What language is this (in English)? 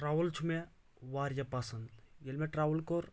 Kashmiri